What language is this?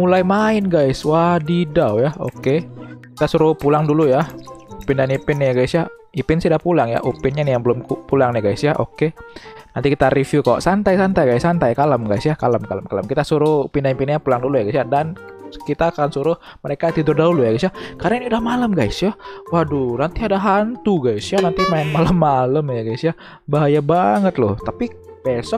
Indonesian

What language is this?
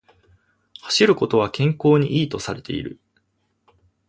Japanese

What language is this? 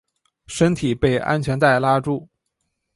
Chinese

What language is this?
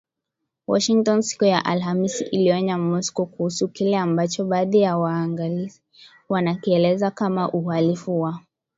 Swahili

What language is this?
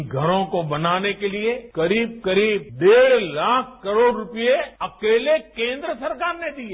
Hindi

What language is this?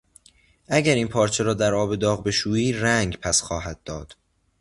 Persian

